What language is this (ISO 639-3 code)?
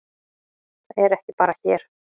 isl